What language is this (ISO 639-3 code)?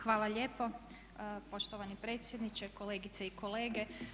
hrv